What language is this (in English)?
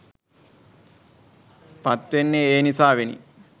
Sinhala